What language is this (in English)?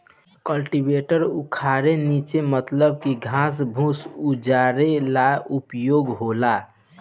Bhojpuri